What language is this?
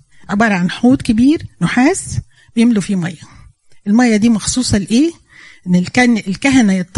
Arabic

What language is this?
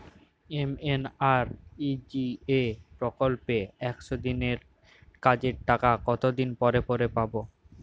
Bangla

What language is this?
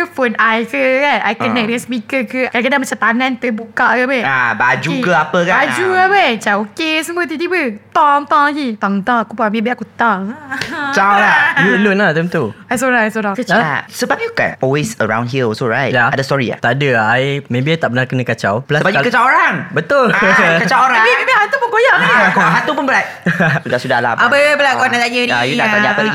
Malay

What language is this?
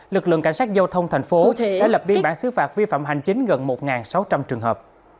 Vietnamese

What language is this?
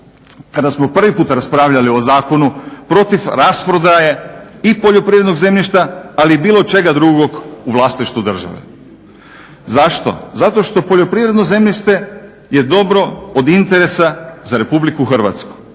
Croatian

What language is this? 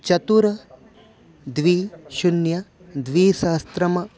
Sanskrit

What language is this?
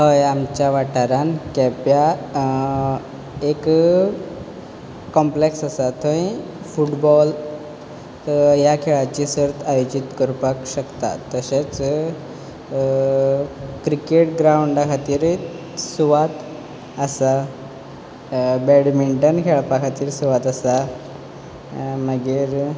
Konkani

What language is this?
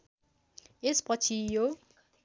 Nepali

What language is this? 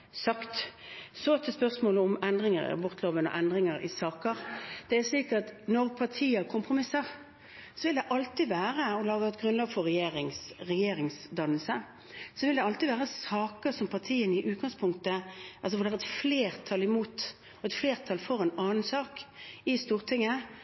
Norwegian Bokmål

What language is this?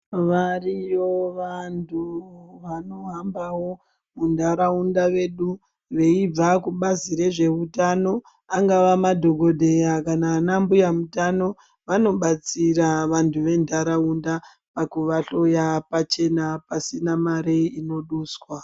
Ndau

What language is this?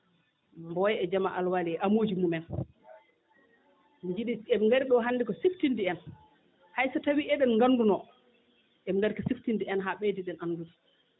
Fula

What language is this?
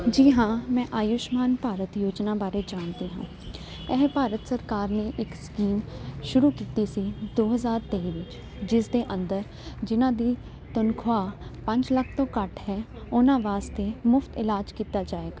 Punjabi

